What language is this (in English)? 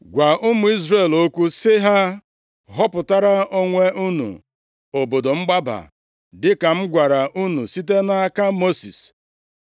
Igbo